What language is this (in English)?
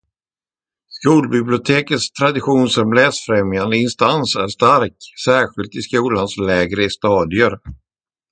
Swedish